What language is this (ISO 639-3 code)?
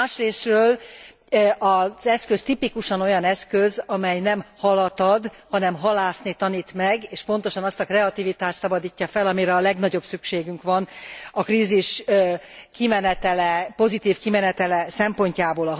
hun